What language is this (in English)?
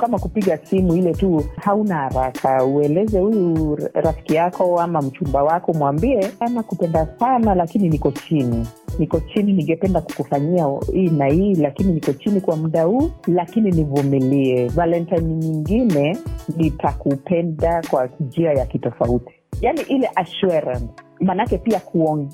Swahili